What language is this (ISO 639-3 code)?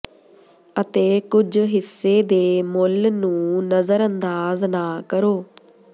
pan